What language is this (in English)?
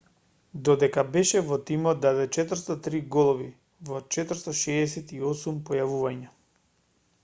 Macedonian